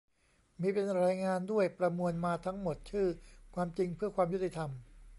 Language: Thai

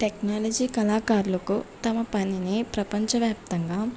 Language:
Telugu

